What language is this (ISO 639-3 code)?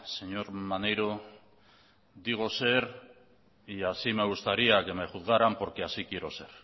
spa